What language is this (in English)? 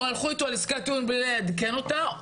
Hebrew